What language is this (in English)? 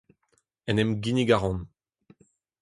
Breton